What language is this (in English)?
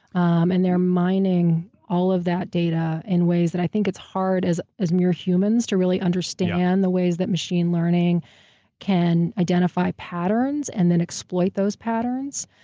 English